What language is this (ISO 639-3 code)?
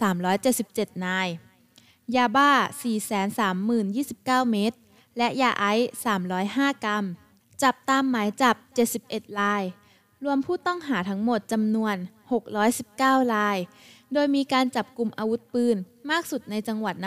tha